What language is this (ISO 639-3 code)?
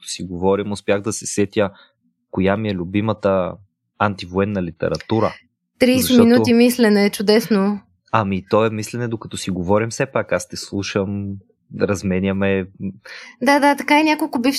bul